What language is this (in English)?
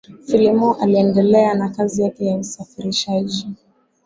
Swahili